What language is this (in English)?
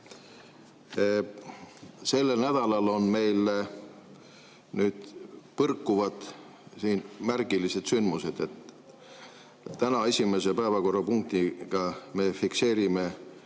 Estonian